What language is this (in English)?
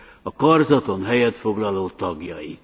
Hungarian